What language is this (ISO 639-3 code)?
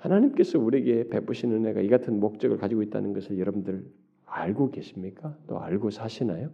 kor